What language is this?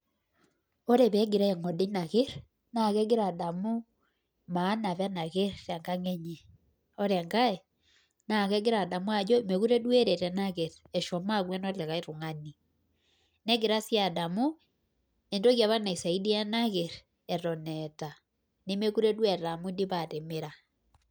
Masai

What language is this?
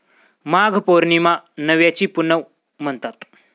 Marathi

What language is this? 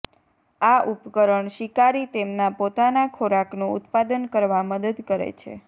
Gujarati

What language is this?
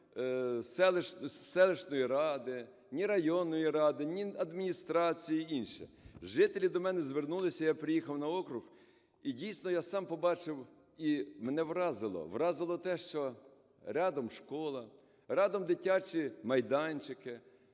Ukrainian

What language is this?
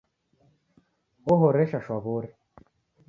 Taita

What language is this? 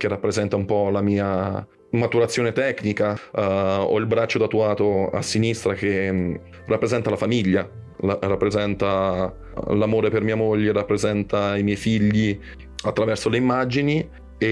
Italian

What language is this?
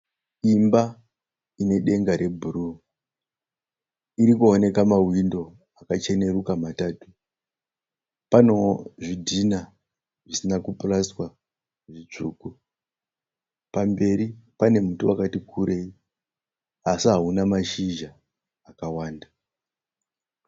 Shona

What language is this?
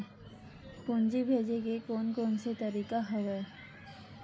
Chhattisgarhi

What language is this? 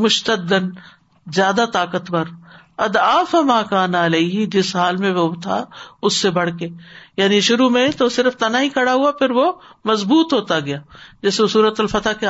Urdu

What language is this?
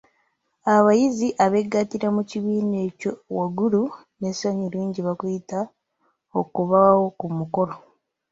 Ganda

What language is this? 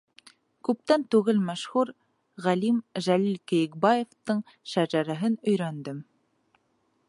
Bashkir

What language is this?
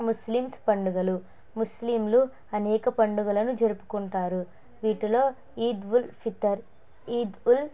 Telugu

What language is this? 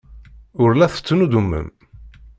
Kabyle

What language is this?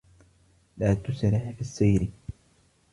Arabic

